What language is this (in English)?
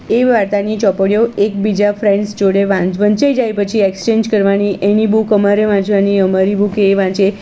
Gujarati